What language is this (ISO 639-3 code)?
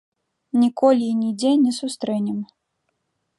bel